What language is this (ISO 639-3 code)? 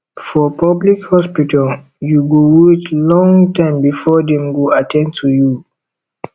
pcm